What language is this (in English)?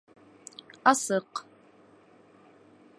Bashkir